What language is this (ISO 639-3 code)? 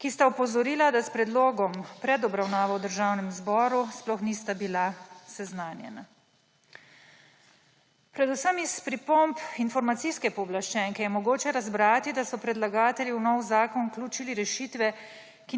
slv